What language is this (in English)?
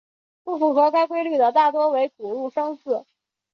Chinese